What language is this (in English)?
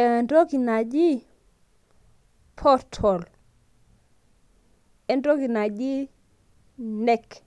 Masai